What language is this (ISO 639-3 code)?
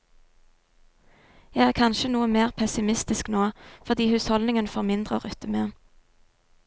nor